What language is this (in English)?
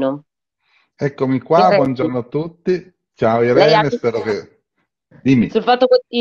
Italian